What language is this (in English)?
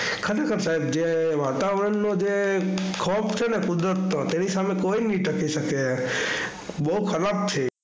Gujarati